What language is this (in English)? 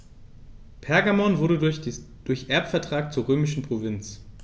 German